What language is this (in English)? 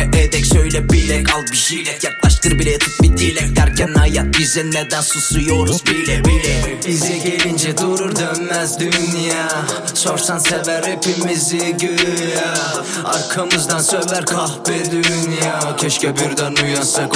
Turkish